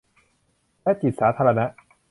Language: Thai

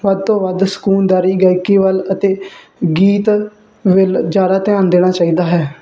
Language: Punjabi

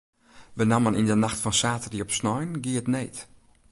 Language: Western Frisian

